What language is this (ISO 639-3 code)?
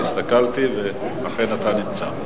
heb